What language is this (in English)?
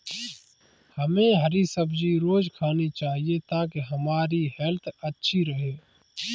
Hindi